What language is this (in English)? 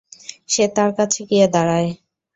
Bangla